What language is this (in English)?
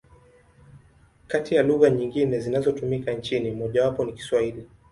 Swahili